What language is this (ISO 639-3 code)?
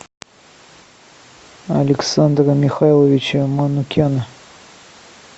rus